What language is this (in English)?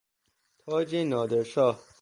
Persian